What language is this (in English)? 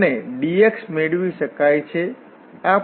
Gujarati